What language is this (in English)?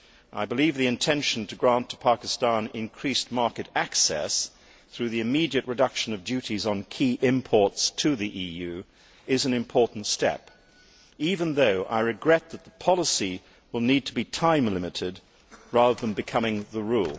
English